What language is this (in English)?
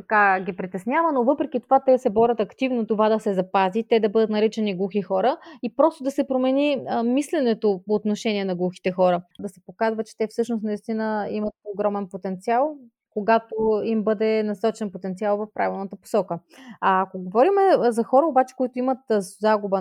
Bulgarian